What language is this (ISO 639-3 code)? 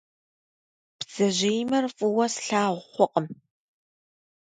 kbd